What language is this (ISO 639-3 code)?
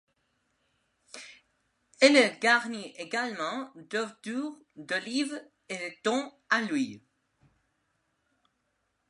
fra